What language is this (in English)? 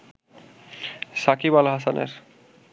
Bangla